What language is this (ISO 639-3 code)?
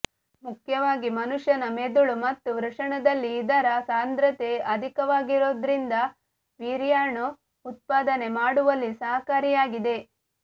kan